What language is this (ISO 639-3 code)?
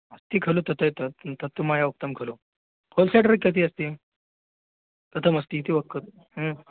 san